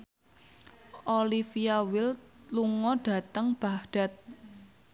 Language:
Javanese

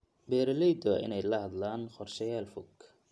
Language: Somali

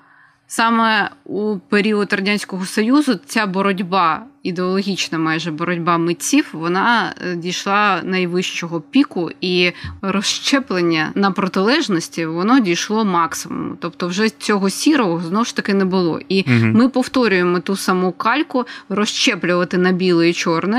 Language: Ukrainian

